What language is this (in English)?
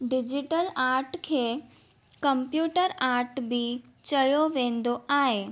Sindhi